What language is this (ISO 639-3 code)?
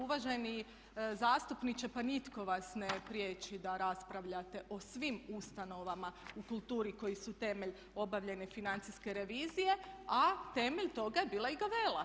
hrv